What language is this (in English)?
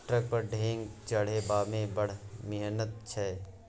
Maithili